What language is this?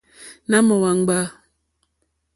Mokpwe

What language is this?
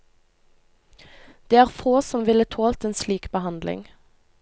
Norwegian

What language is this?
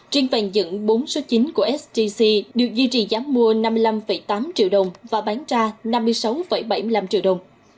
Vietnamese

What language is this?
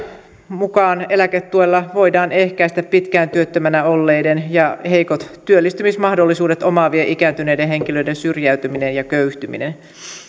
Finnish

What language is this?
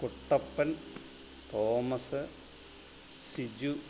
Malayalam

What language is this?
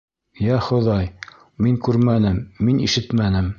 Bashkir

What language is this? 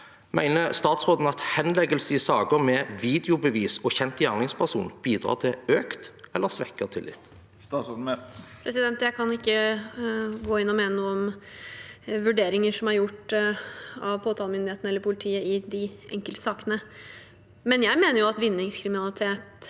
Norwegian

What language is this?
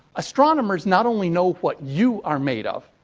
English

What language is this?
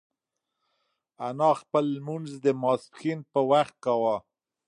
Pashto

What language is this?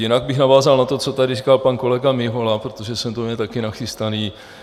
Czech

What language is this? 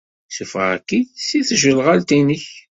Kabyle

